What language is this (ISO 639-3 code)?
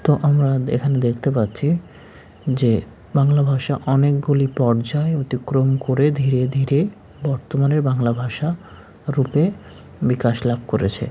ben